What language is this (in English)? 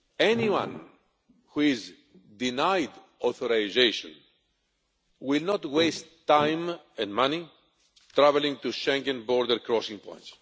English